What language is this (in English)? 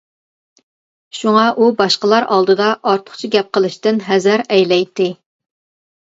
Uyghur